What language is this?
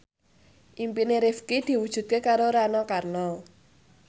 Javanese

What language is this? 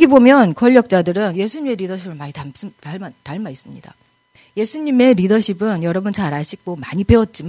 Korean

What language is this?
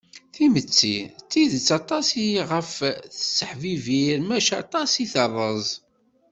Kabyle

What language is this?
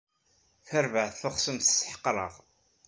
Kabyle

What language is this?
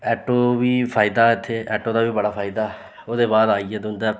Dogri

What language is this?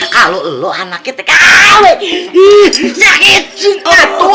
Indonesian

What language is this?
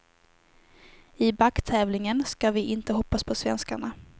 Swedish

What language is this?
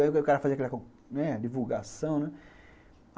Portuguese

